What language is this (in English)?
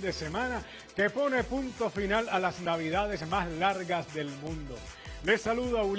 Spanish